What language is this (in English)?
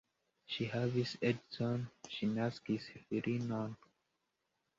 Esperanto